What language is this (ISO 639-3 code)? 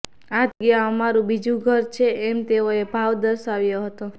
guj